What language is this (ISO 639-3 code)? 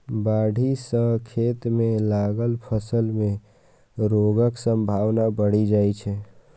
mai